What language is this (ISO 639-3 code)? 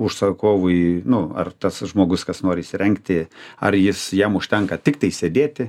lit